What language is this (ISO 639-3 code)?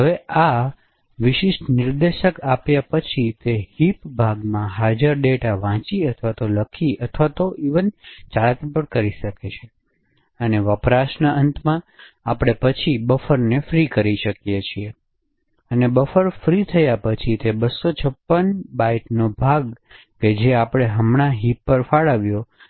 guj